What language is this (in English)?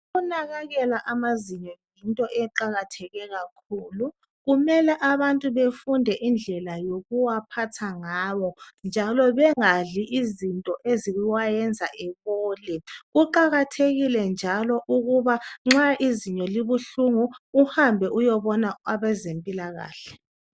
North Ndebele